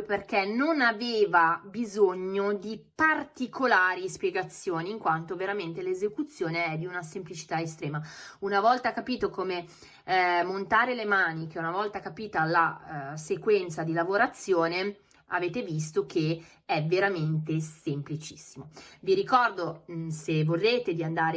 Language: Italian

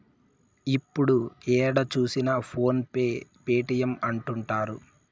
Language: Telugu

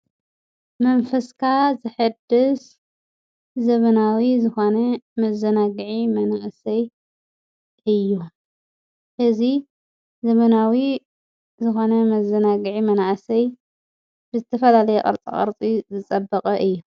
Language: Tigrinya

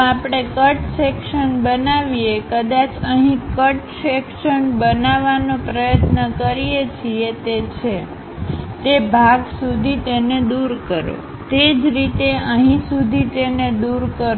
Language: Gujarati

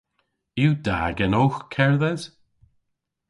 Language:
Cornish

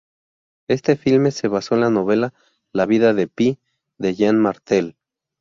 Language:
Spanish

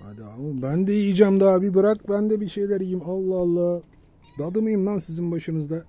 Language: Turkish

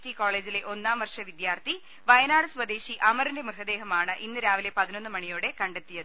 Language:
Malayalam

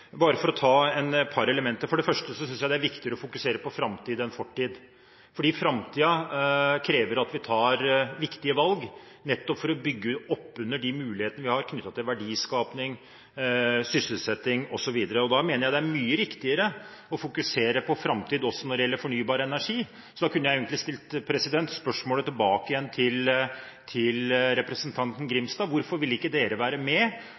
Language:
Norwegian Bokmål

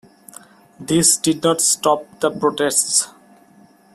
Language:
English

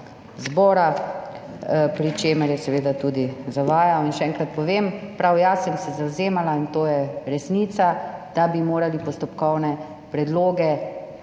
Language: Slovenian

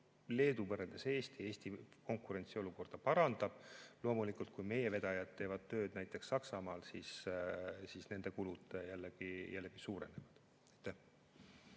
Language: Estonian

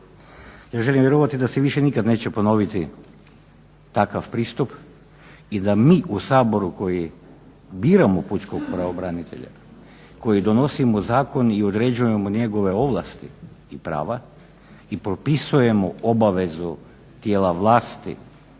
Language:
Croatian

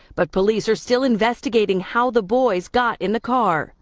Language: English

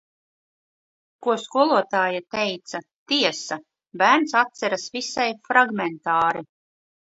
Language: Latvian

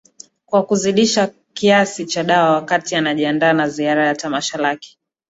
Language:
Swahili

